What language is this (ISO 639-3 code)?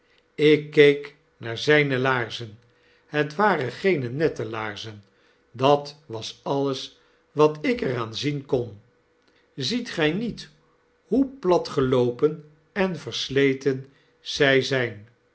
nld